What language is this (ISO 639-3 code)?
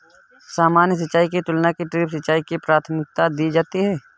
hin